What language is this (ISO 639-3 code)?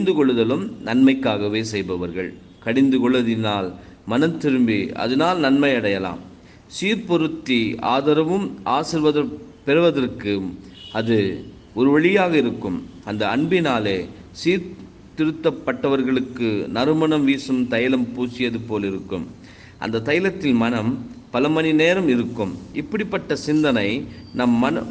tam